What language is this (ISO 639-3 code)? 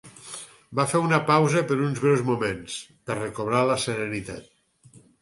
cat